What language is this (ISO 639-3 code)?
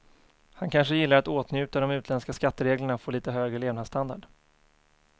swe